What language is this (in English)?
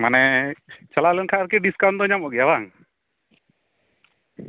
Santali